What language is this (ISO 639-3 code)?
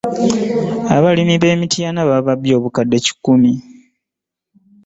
lug